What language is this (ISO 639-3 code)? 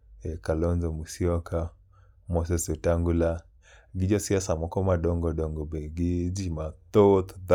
luo